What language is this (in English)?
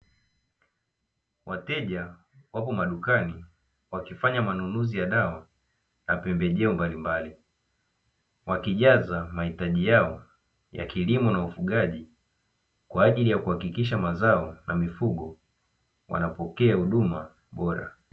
Swahili